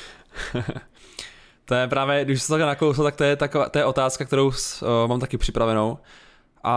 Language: Czech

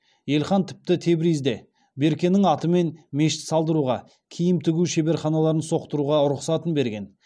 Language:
Kazakh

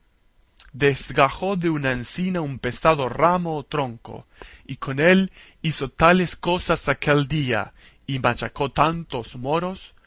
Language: Spanish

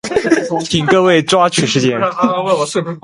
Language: Chinese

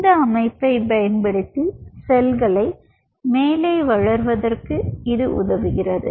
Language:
Tamil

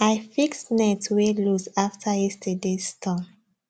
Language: Nigerian Pidgin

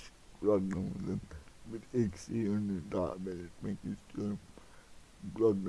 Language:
Turkish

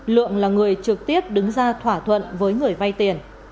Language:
Vietnamese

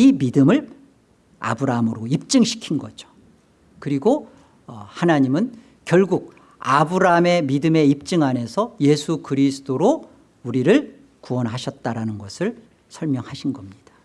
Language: Korean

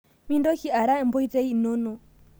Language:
Masai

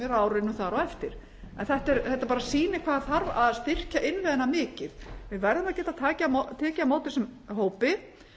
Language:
Icelandic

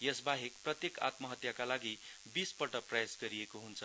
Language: Nepali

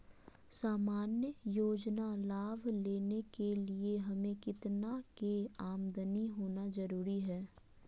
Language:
Magahi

